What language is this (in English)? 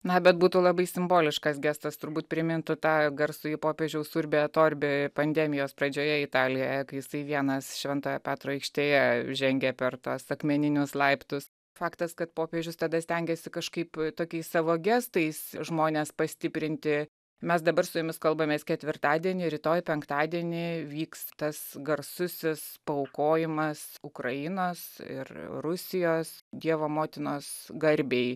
Lithuanian